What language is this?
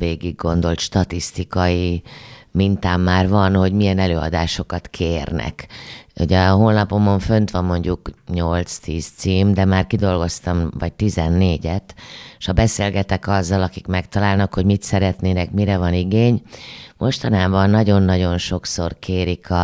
Hungarian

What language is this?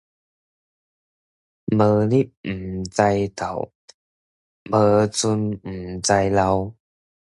Min Nan Chinese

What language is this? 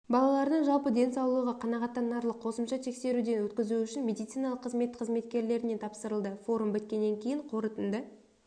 Kazakh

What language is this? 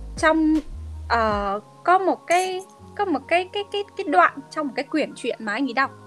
Vietnamese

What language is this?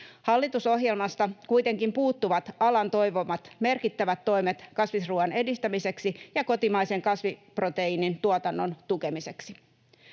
Finnish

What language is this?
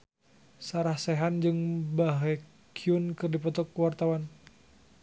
Sundanese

